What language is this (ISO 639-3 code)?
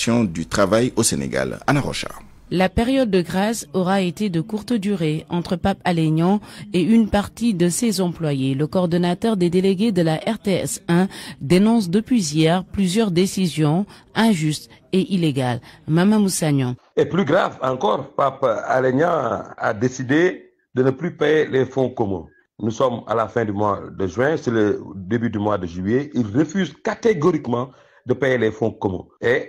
fra